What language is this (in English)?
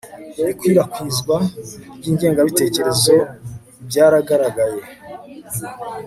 Kinyarwanda